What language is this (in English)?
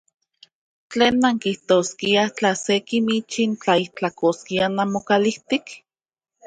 Central Puebla Nahuatl